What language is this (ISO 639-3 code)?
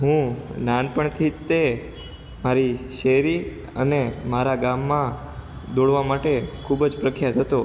guj